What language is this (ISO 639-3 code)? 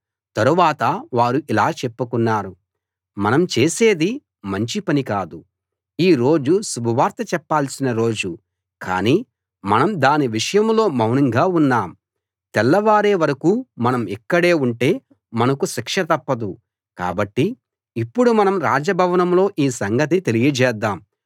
tel